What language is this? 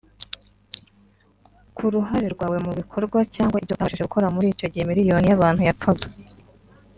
Kinyarwanda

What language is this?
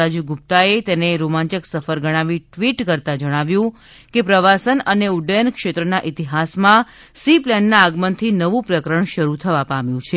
Gujarati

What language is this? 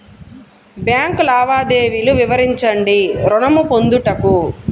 Telugu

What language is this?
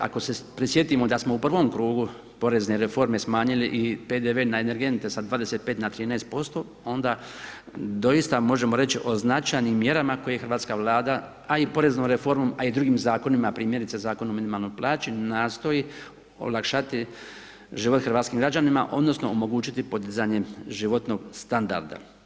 Croatian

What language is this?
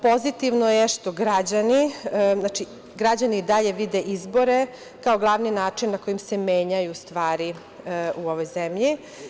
Serbian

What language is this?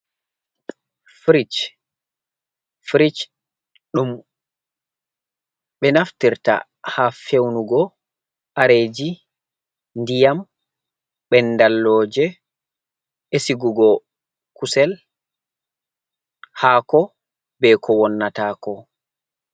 Fula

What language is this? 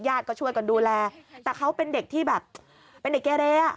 Thai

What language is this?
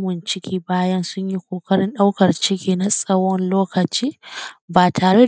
Hausa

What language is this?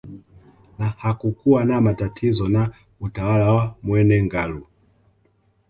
Swahili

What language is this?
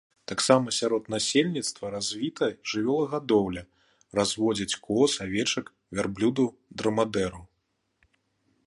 Belarusian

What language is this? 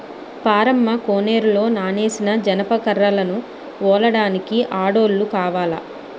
Telugu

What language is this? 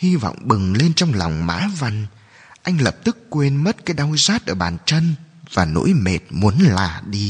Vietnamese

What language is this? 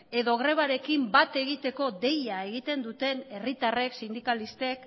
Basque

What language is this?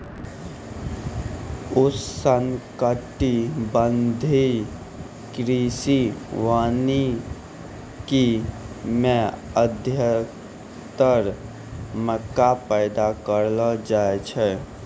Maithili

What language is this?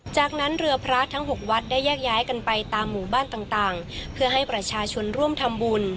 Thai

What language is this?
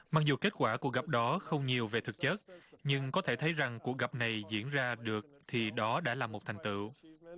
Vietnamese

